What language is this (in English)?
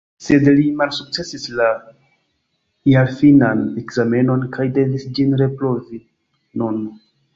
Esperanto